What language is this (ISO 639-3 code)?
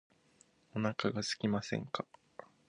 jpn